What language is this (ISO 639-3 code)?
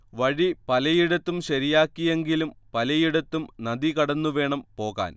mal